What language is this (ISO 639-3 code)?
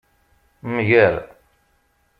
kab